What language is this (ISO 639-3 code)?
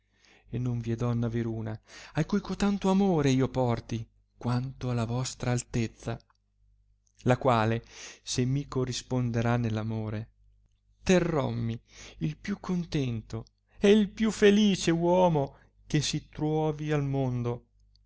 ita